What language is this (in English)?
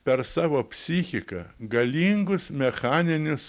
Lithuanian